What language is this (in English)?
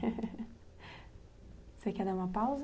Portuguese